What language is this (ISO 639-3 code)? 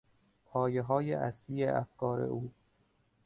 fas